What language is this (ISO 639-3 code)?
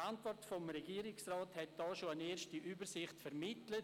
gsw